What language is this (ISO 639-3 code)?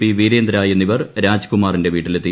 mal